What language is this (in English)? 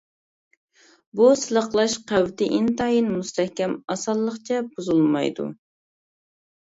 Uyghur